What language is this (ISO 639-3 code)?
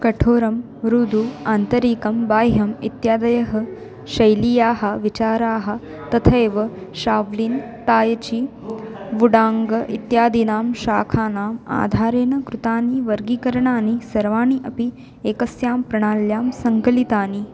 san